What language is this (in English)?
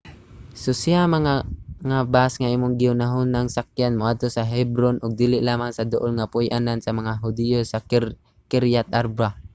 Cebuano